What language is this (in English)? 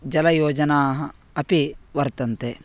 Sanskrit